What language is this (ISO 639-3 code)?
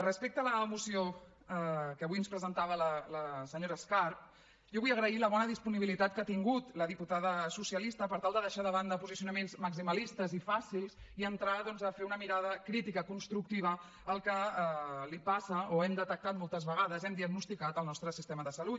cat